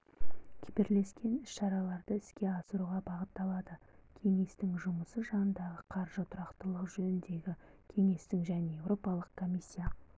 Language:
Kazakh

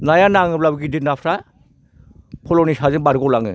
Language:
Bodo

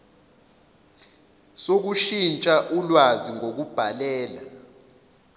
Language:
Zulu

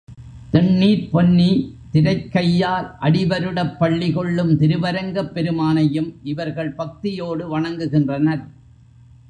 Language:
Tamil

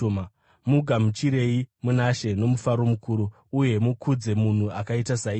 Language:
Shona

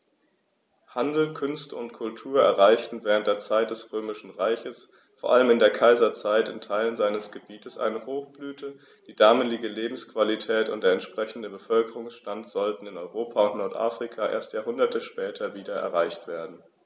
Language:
German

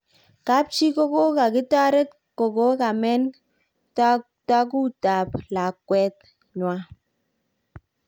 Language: Kalenjin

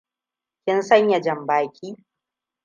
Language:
Hausa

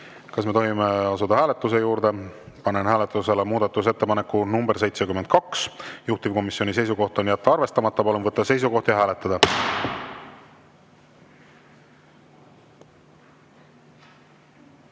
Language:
Estonian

